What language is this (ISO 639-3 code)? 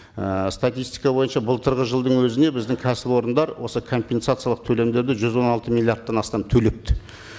kaz